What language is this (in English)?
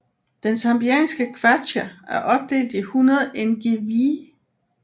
Danish